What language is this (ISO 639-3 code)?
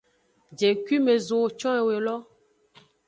ajg